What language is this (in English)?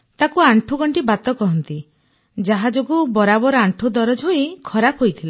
Odia